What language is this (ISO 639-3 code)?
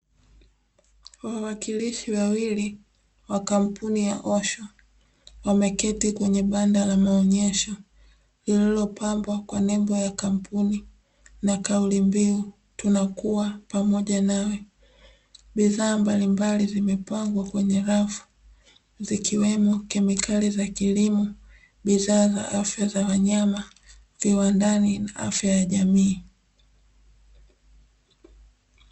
swa